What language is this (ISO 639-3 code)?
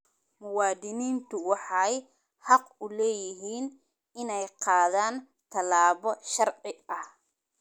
som